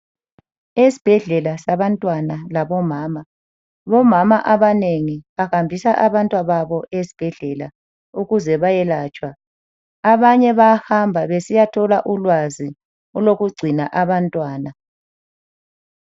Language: North Ndebele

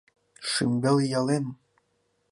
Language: Mari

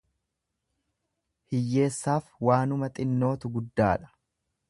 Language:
Oromo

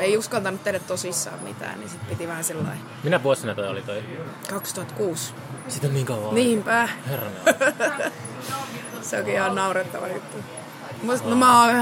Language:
Finnish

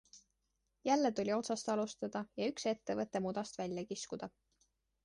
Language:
Estonian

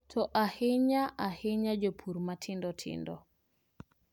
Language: Luo (Kenya and Tanzania)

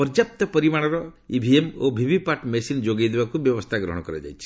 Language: Odia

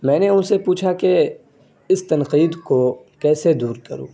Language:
Urdu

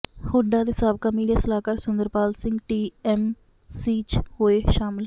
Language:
Punjabi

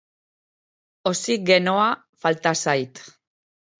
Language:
Basque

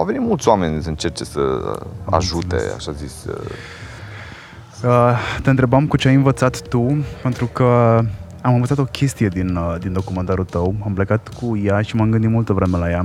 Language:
Romanian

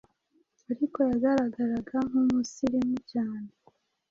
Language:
Kinyarwanda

